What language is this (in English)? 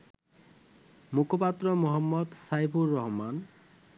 Bangla